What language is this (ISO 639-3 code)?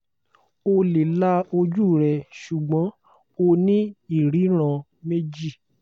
yor